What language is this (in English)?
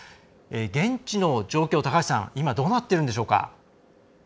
Japanese